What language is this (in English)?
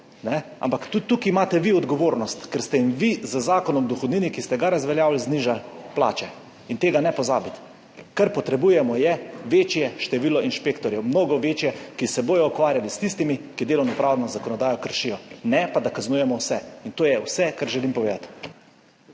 Slovenian